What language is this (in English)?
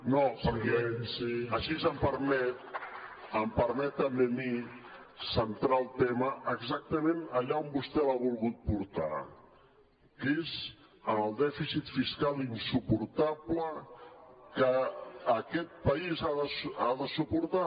Catalan